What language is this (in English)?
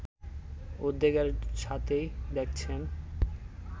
Bangla